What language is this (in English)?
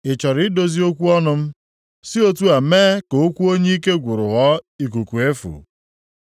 Igbo